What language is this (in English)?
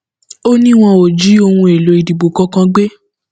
Yoruba